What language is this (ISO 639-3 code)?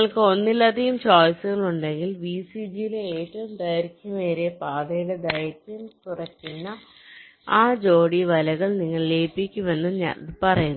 mal